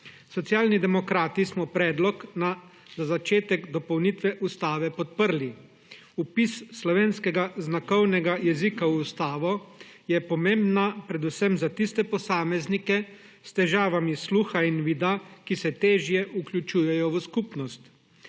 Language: Slovenian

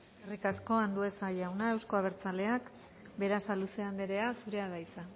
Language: Basque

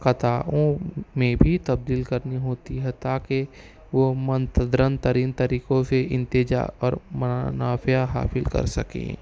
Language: Urdu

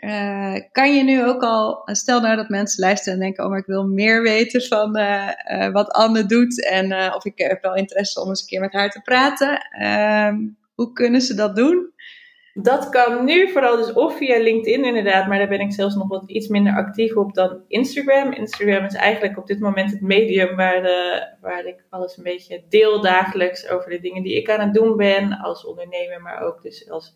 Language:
Dutch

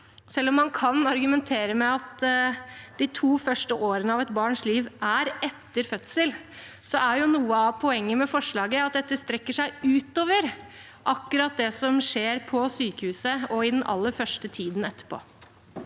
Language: Norwegian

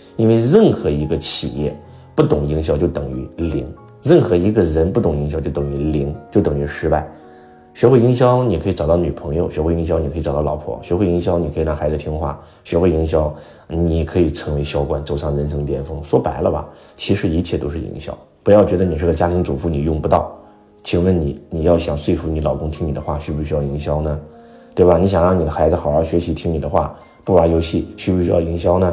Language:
Chinese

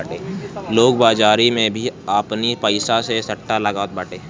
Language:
Bhojpuri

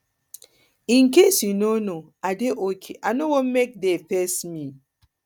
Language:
Nigerian Pidgin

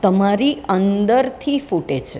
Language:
Gujarati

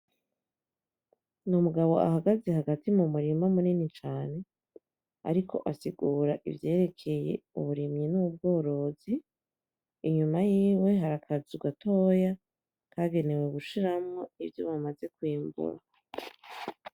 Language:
Rundi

